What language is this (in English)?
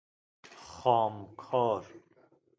Persian